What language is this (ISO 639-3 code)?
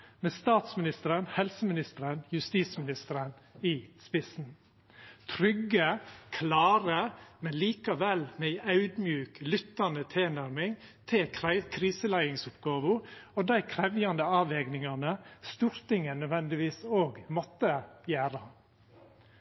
nno